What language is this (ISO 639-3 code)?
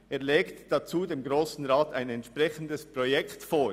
gsw